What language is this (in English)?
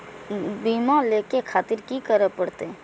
Maithili